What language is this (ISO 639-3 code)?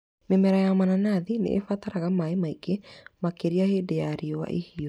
kik